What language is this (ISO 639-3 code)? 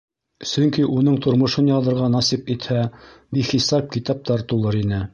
bak